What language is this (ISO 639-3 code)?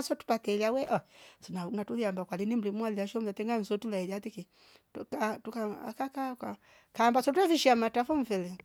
rof